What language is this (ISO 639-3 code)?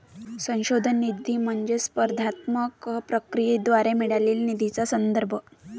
mar